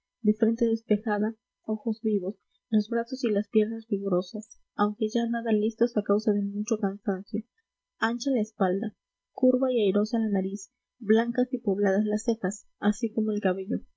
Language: Spanish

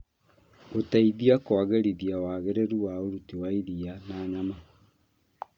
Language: Kikuyu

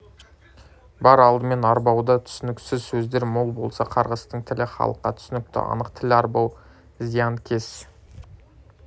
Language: Kazakh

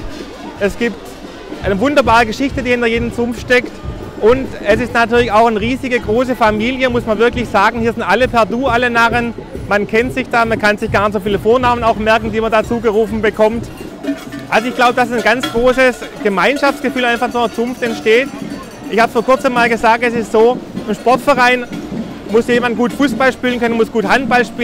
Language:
German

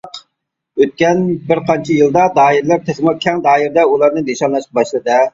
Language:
Uyghur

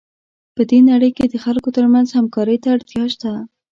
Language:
Pashto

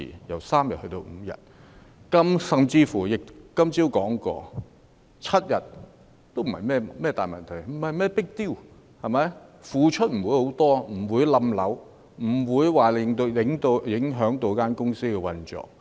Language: Cantonese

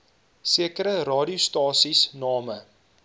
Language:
Afrikaans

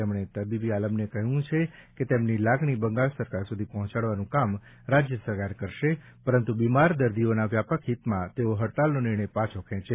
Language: Gujarati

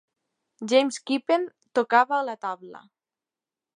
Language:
Catalan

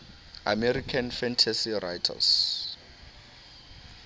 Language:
Southern Sotho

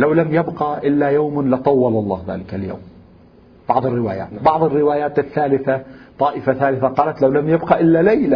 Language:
Arabic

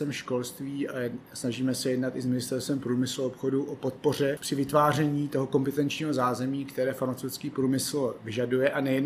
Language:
Czech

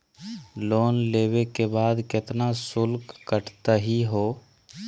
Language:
Magahi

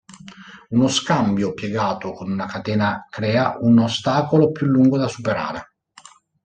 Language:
Italian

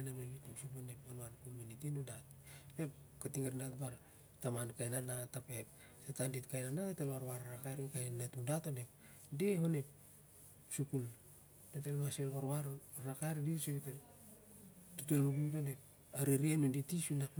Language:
Siar-Lak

